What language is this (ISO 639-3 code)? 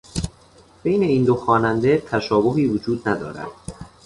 fas